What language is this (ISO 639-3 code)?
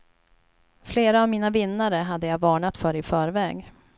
swe